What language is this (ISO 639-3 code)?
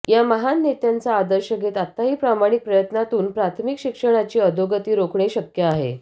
mar